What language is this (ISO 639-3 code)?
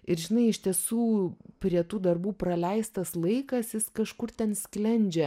lit